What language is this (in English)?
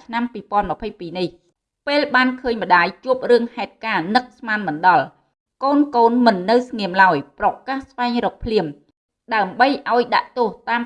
Vietnamese